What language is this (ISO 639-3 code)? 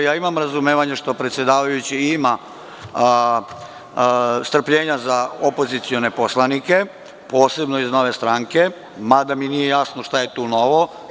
srp